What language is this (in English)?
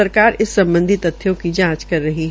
Hindi